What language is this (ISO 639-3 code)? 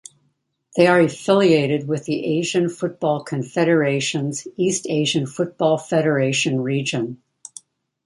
eng